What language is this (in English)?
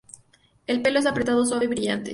Spanish